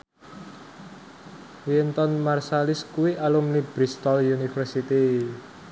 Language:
Javanese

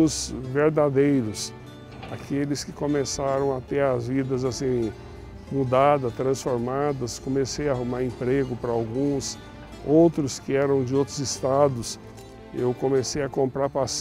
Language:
Portuguese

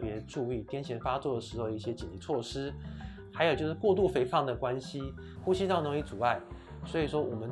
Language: Chinese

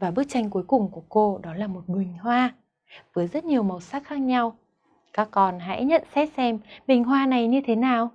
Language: Vietnamese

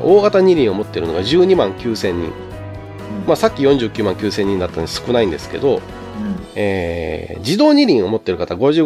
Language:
Japanese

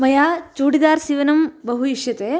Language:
Sanskrit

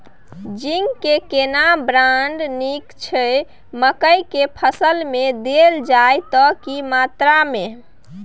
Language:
Maithili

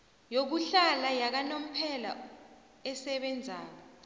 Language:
South Ndebele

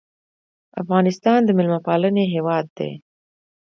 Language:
Pashto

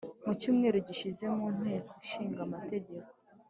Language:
Kinyarwanda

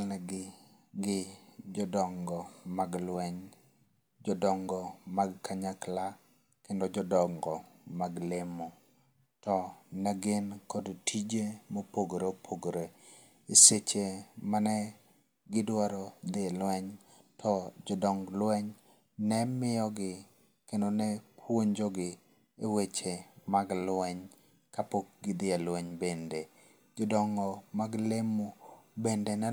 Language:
Luo (Kenya and Tanzania)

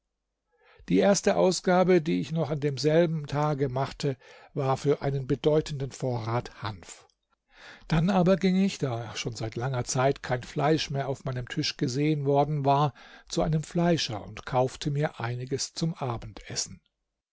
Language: German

